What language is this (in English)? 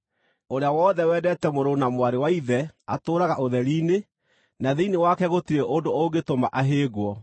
Kikuyu